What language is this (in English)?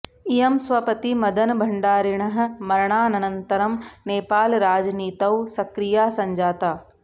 Sanskrit